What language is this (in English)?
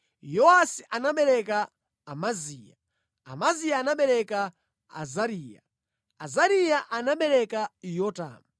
Nyanja